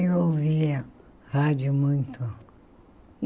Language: Portuguese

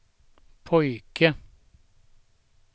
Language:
Swedish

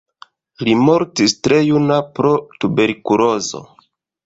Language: Esperanto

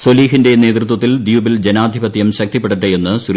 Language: Malayalam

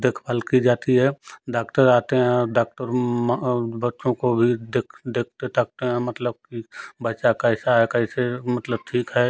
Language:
Hindi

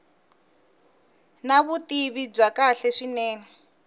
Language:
Tsonga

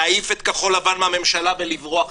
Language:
Hebrew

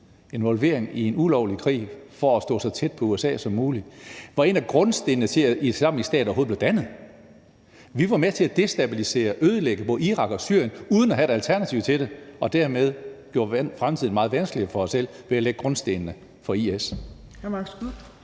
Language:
Danish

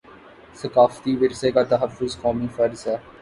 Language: Urdu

